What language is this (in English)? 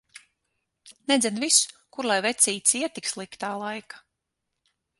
Latvian